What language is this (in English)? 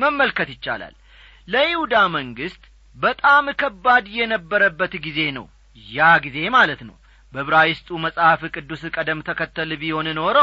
Amharic